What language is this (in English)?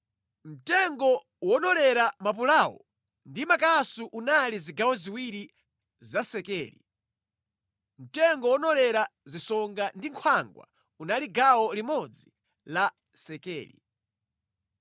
Nyanja